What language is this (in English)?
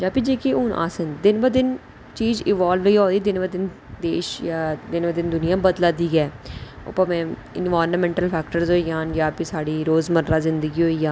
Dogri